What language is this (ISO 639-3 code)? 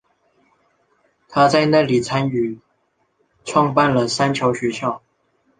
zho